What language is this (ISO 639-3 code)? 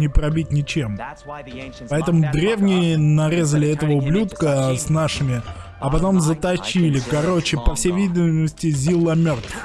rus